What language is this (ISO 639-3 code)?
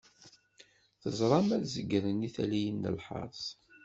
kab